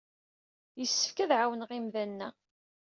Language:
Kabyle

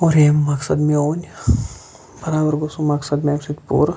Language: Kashmiri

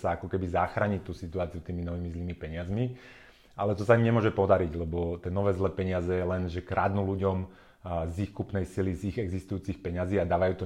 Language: Slovak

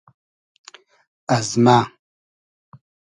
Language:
Hazaragi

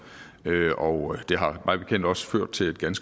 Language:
Danish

